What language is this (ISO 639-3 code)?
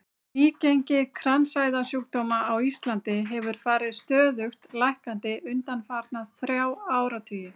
isl